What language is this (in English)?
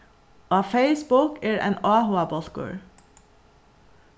Faroese